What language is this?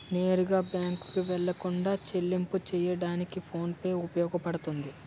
Telugu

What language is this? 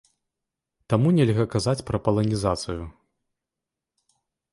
Belarusian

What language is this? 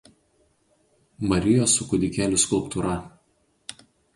Lithuanian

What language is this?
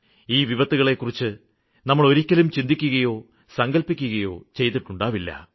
Malayalam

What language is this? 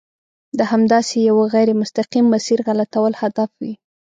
Pashto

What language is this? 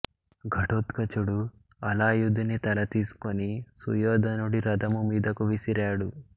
Telugu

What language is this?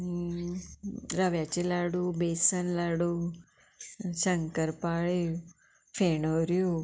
Konkani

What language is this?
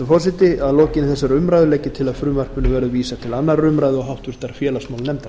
Icelandic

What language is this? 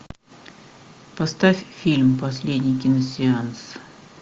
Russian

